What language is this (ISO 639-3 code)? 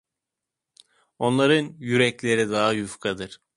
tur